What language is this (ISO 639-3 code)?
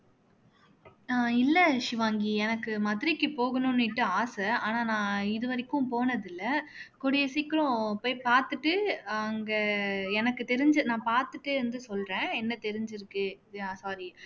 tam